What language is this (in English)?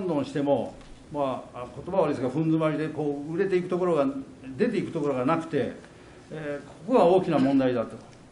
Japanese